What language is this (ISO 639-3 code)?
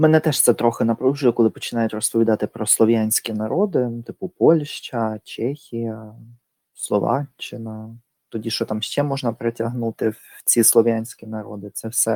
ukr